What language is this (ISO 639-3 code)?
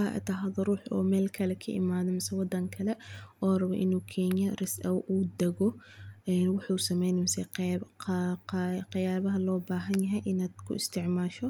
som